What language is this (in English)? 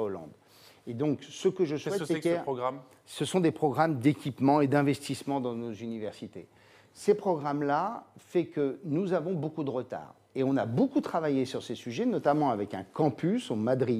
French